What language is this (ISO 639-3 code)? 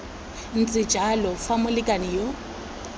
tsn